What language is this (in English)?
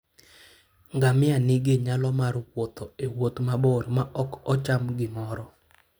Luo (Kenya and Tanzania)